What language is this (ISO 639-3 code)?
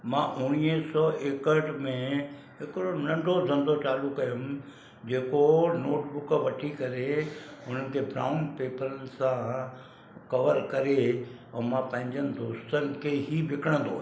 snd